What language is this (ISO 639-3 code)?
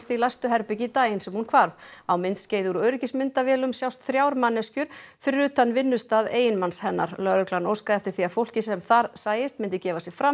isl